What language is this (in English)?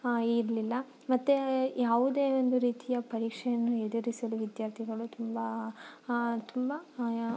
Kannada